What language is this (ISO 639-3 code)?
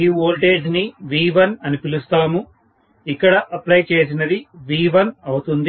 tel